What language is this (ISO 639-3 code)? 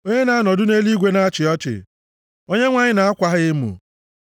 ibo